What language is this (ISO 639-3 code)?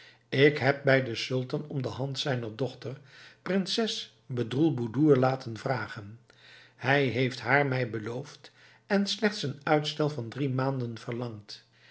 nld